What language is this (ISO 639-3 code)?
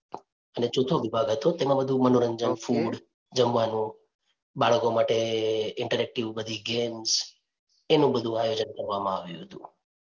guj